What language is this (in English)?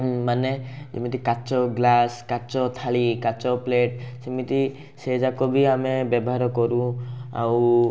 Odia